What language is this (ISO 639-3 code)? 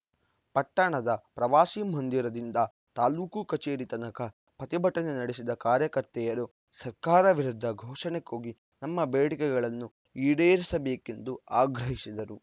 kan